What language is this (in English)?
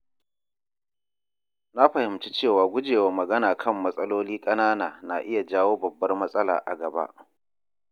Hausa